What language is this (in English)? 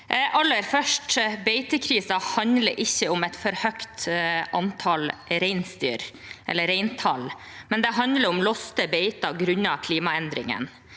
Norwegian